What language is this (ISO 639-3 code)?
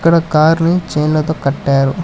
tel